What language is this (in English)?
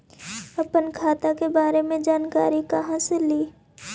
Magahi